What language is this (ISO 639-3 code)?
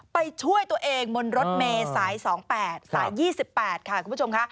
tha